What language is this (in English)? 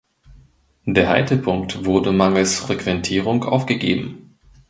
German